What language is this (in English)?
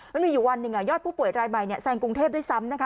Thai